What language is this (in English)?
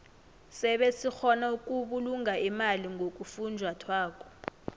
South Ndebele